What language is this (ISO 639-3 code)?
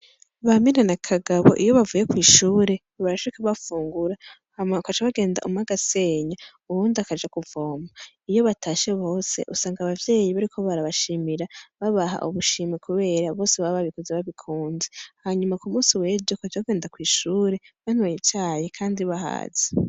run